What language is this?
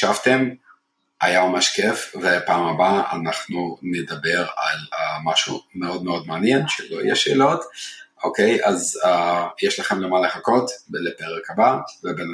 Hebrew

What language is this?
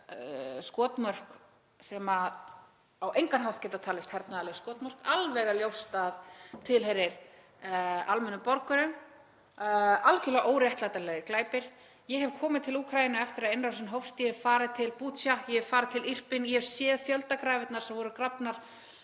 Icelandic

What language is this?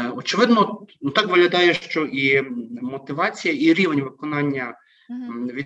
Ukrainian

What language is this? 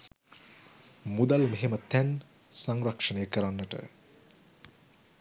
Sinhala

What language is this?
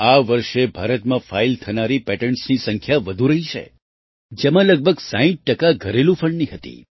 Gujarati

